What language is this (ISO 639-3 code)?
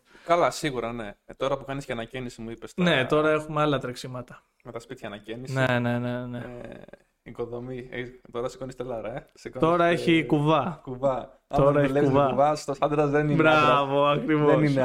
ell